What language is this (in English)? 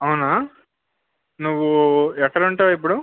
Telugu